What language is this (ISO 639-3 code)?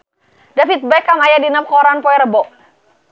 sun